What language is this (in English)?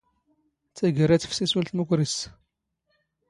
Standard Moroccan Tamazight